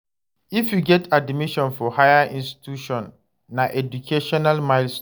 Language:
Nigerian Pidgin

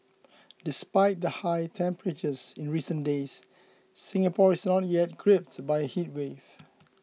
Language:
English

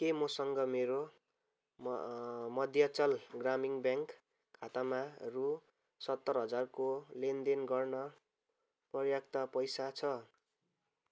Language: Nepali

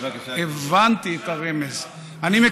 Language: Hebrew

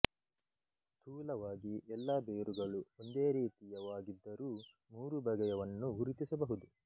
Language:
Kannada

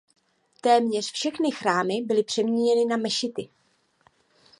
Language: Czech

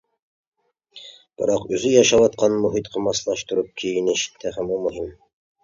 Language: Uyghur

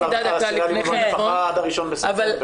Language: Hebrew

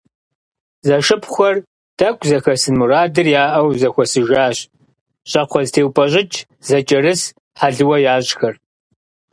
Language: Kabardian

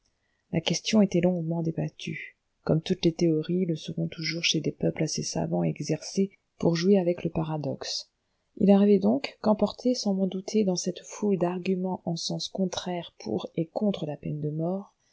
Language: French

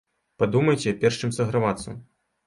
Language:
Belarusian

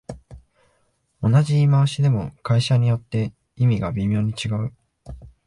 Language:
Japanese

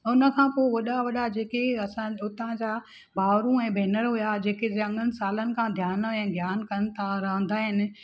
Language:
Sindhi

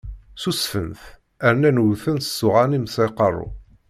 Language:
Kabyle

